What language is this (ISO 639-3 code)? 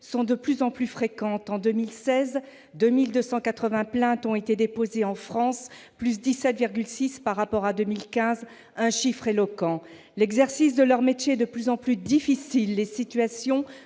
fra